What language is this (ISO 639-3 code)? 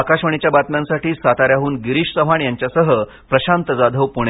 mar